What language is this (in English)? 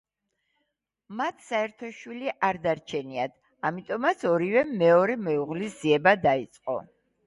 Georgian